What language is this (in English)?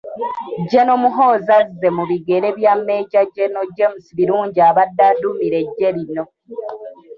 Ganda